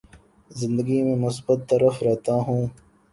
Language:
Urdu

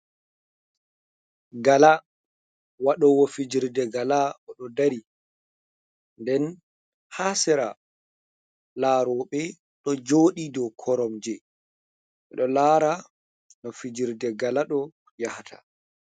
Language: Fula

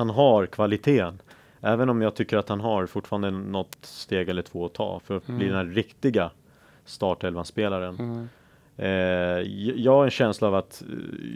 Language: Swedish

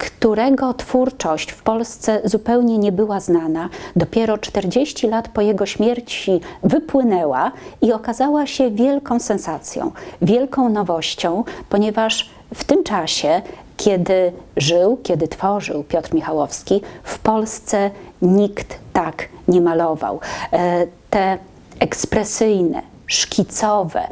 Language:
Polish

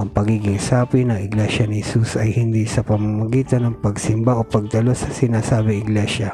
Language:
Filipino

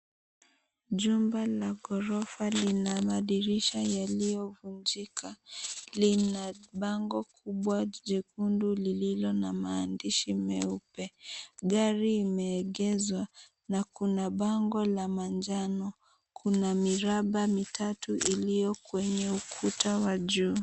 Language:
Swahili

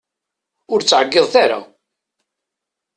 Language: Kabyle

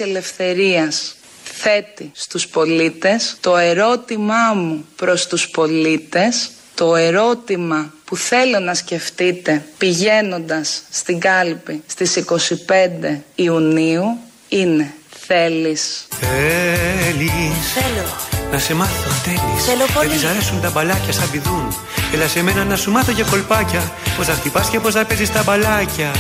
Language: Greek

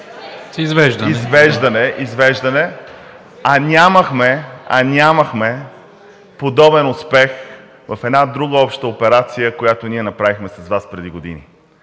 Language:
Bulgarian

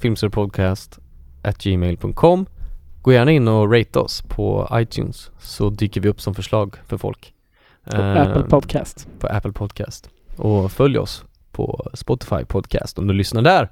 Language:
Swedish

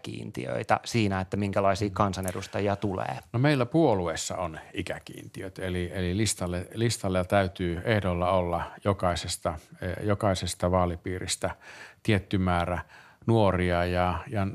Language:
Finnish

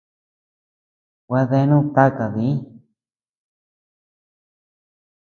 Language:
Tepeuxila Cuicatec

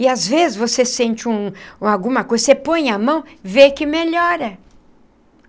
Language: Portuguese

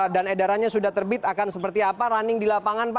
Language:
Indonesian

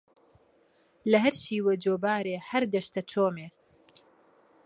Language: Central Kurdish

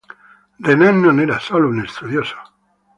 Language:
Italian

